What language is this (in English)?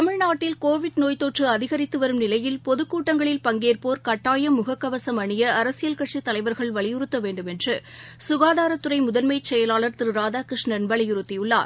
Tamil